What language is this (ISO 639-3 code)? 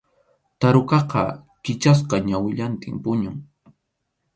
qxu